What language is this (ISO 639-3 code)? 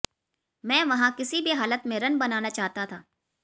hin